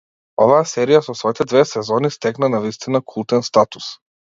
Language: Macedonian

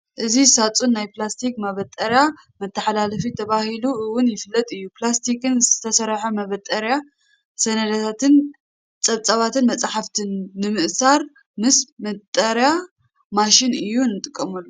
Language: Tigrinya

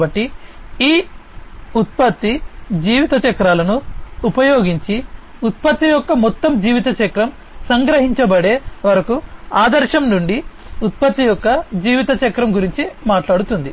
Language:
Telugu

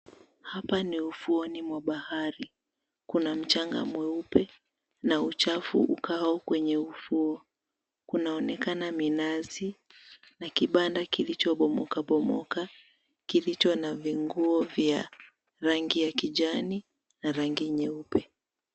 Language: Swahili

